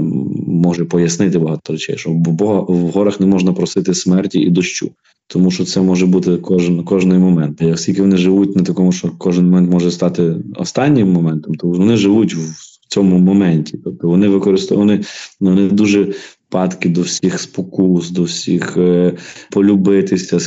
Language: Ukrainian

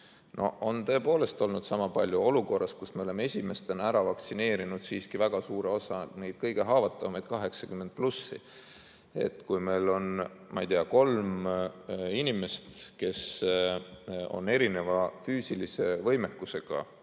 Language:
Estonian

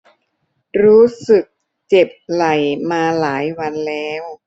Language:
Thai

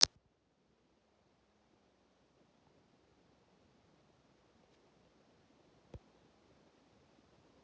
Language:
Russian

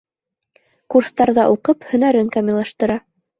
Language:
Bashkir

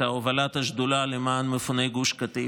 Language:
Hebrew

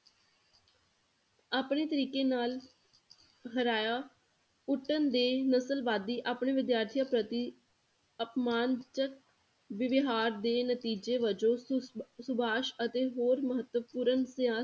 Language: Punjabi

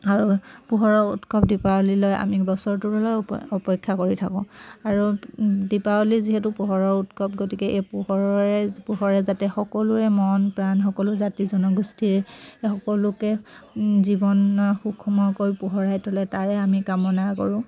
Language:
Assamese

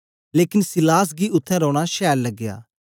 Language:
Dogri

